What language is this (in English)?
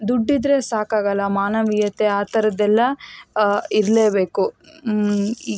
Kannada